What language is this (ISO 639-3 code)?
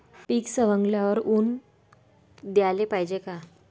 mar